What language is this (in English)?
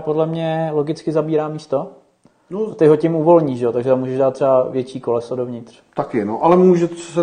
Czech